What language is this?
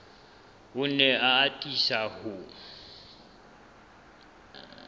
Southern Sotho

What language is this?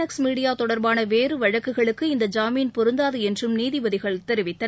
Tamil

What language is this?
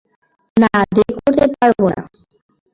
Bangla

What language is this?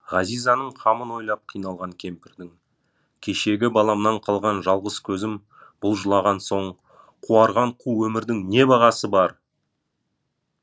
Kazakh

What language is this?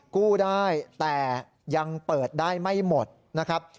Thai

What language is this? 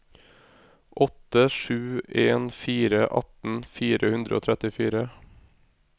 Norwegian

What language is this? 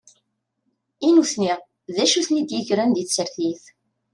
Kabyle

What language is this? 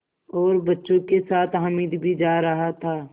Hindi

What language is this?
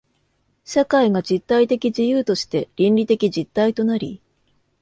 Japanese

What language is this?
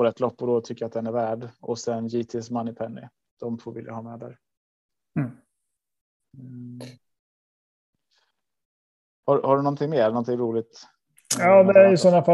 Swedish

